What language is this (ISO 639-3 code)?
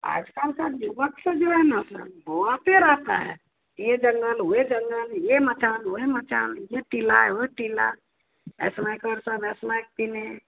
hin